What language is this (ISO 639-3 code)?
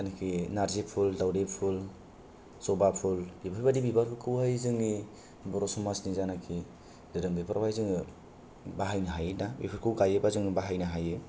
brx